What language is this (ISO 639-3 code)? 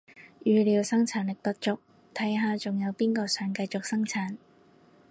yue